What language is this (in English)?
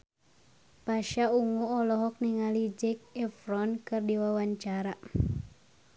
Sundanese